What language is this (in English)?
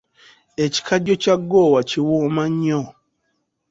Ganda